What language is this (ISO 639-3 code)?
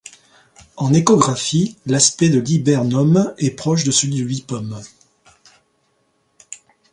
fra